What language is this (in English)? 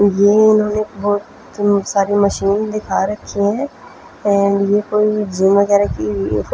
Hindi